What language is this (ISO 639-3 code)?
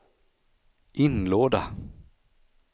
swe